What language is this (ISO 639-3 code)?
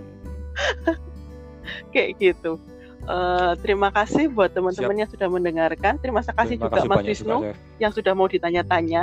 ind